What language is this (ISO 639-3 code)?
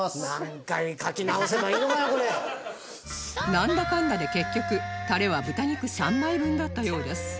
jpn